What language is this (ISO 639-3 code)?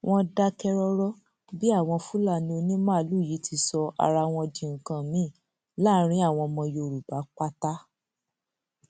yor